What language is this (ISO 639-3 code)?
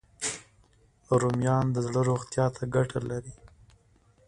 pus